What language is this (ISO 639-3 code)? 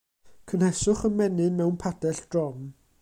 cym